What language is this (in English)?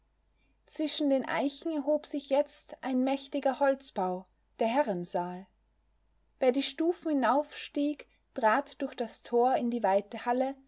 German